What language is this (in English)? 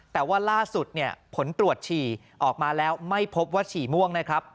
Thai